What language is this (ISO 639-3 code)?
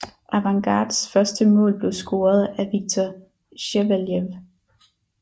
dan